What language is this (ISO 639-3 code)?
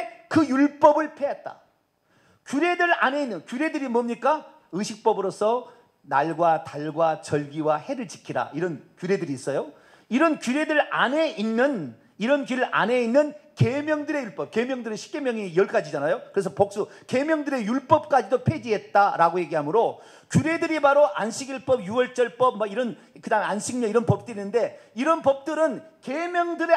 kor